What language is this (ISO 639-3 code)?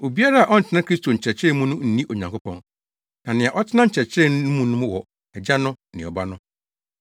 aka